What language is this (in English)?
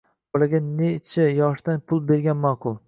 Uzbek